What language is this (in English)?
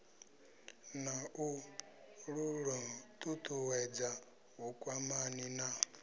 Venda